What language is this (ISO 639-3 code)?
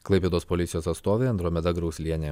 lit